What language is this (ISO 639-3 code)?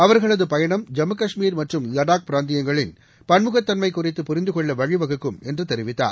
tam